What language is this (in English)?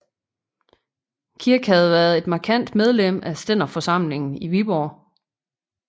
Danish